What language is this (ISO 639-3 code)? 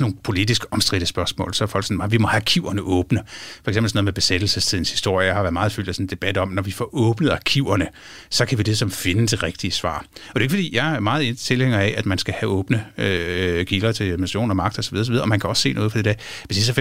dan